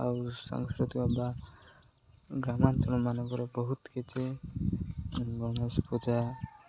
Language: Odia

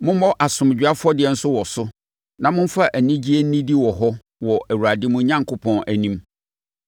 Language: Akan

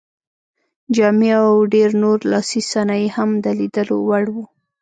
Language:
Pashto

